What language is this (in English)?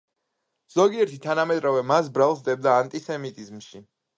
Georgian